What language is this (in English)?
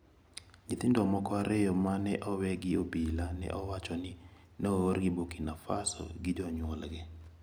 Luo (Kenya and Tanzania)